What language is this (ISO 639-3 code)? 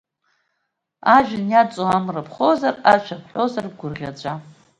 abk